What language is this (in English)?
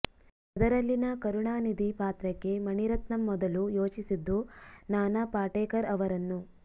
Kannada